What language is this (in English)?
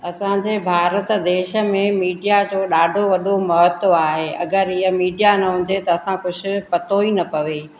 Sindhi